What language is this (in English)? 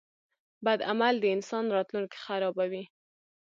Pashto